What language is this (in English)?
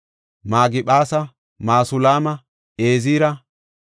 Gofa